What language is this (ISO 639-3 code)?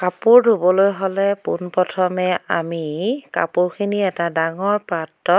asm